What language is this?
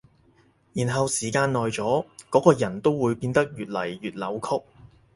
Cantonese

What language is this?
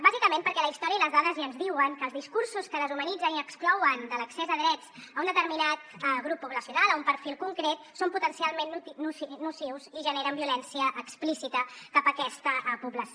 Catalan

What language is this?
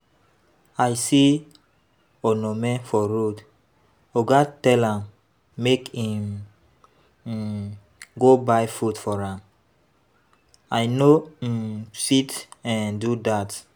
Nigerian Pidgin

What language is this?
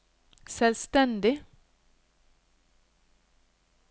Norwegian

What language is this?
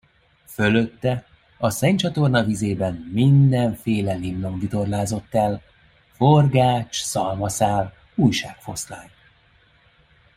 Hungarian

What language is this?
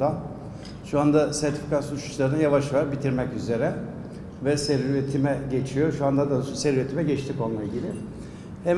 Turkish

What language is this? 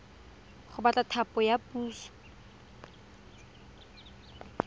Tswana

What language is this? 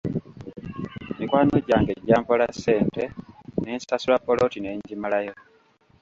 Ganda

